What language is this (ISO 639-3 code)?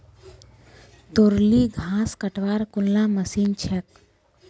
mag